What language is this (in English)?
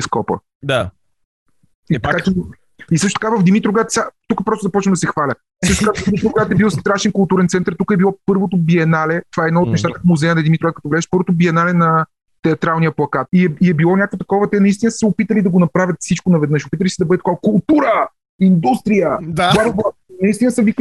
Bulgarian